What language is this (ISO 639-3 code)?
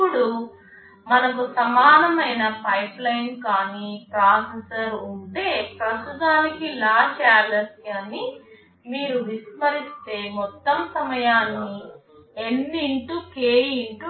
tel